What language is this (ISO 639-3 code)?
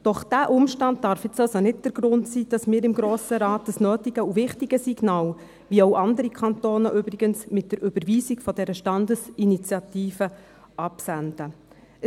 gsw